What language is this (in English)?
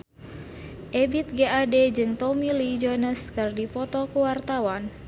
Sundanese